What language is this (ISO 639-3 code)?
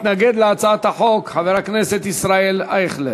heb